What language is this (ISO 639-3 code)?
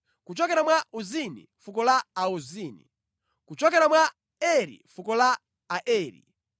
nya